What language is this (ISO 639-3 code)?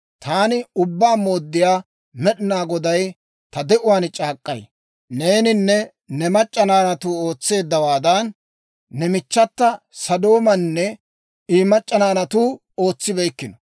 dwr